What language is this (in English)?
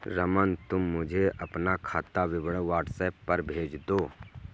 Hindi